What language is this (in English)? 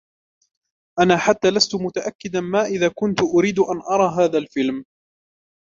Arabic